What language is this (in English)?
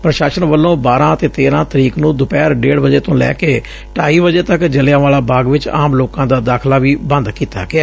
Punjabi